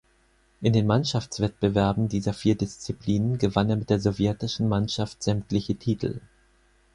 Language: German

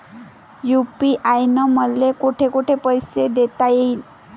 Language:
Marathi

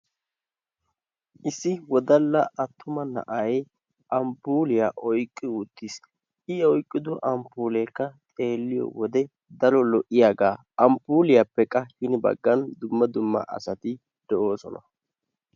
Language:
Wolaytta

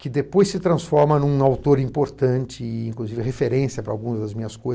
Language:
Portuguese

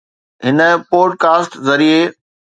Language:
Sindhi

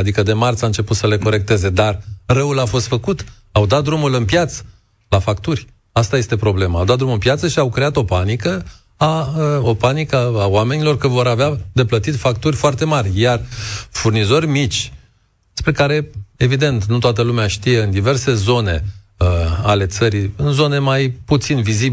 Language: Romanian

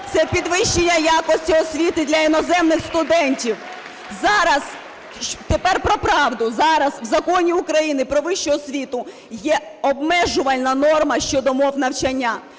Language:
Ukrainian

